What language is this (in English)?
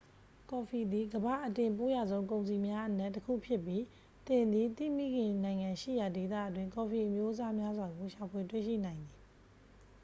Burmese